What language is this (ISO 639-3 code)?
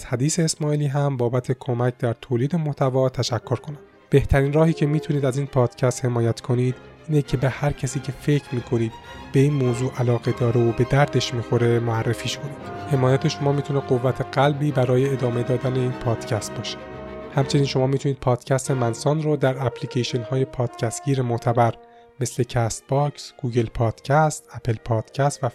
fas